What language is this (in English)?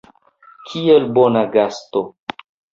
Esperanto